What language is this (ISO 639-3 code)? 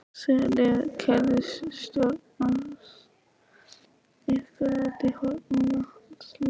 isl